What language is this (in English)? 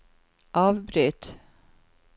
Norwegian